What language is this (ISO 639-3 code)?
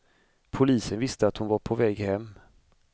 swe